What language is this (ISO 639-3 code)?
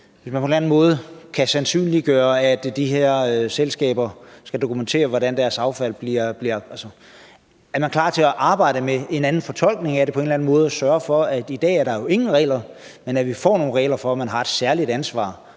dan